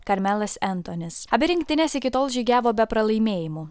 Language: Lithuanian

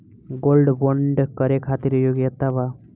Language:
Bhojpuri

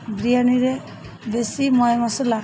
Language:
Odia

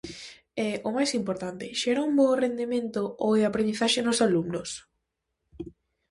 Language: Galician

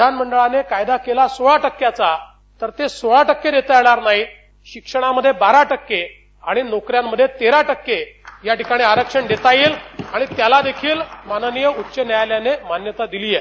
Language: Marathi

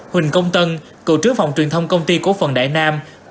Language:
Vietnamese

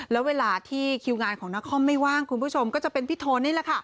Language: Thai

